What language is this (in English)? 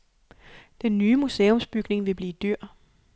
Danish